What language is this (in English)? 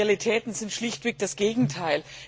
German